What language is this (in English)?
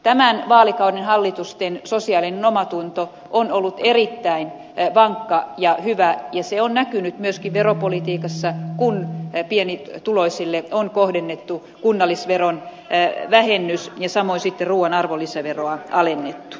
Finnish